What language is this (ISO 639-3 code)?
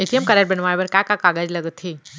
hne